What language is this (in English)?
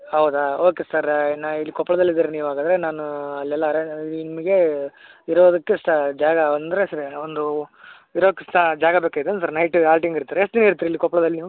Kannada